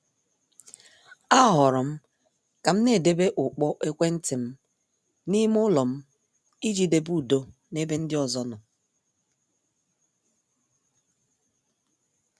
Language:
Igbo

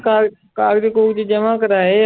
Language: Punjabi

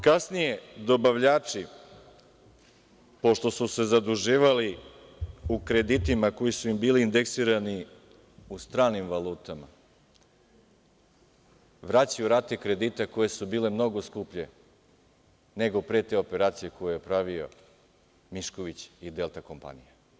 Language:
Serbian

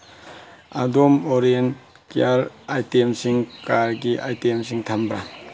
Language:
Manipuri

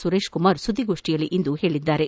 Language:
Kannada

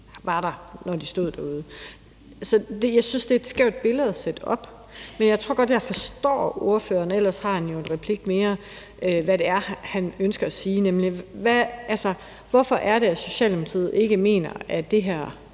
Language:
Danish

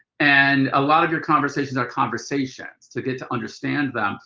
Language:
English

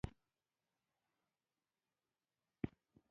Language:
Pashto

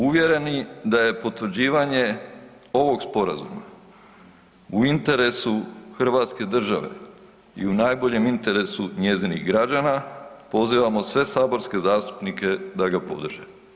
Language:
Croatian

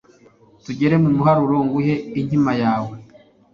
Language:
Kinyarwanda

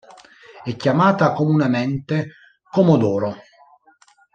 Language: Italian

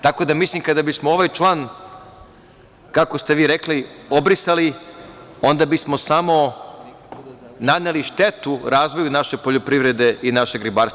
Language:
Serbian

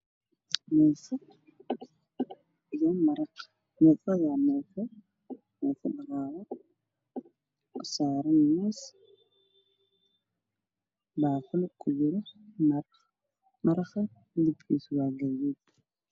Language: Somali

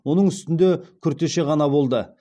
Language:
Kazakh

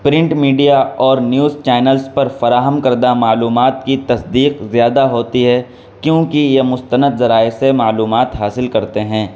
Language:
Urdu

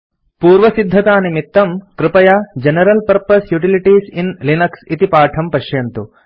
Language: Sanskrit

